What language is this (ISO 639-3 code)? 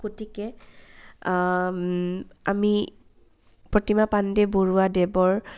asm